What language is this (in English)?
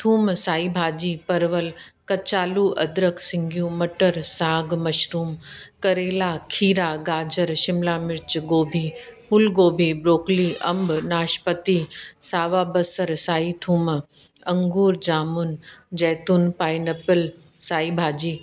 Sindhi